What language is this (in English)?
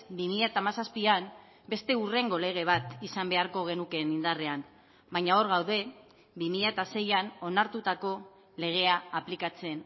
Basque